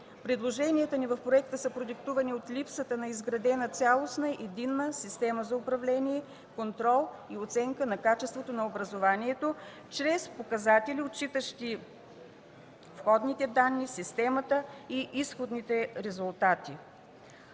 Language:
Bulgarian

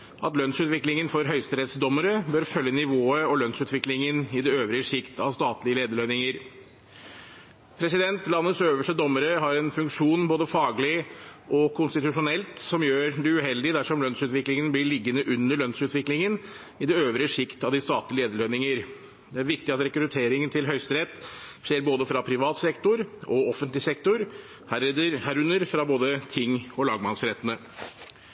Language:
Norwegian Bokmål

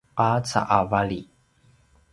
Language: Paiwan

